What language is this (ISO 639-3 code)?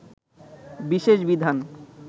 ben